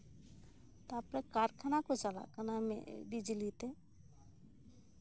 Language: Santali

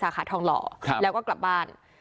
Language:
Thai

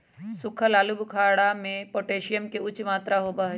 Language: Magahi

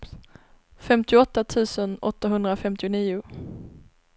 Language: Swedish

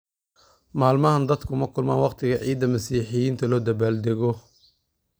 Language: Somali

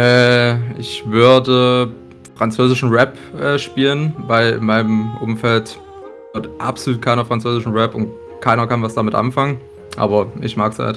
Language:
German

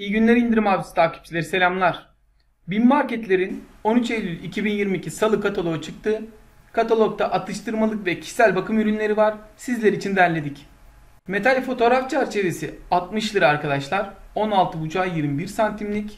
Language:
Turkish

